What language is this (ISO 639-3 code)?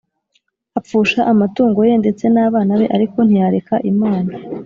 kin